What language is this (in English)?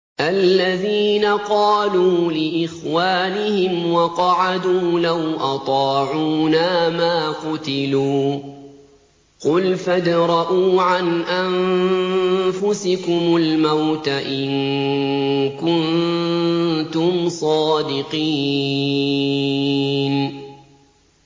Arabic